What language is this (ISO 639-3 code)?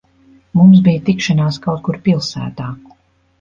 lav